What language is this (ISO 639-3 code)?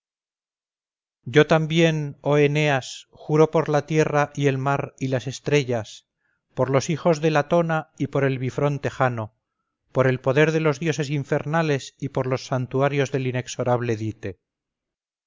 spa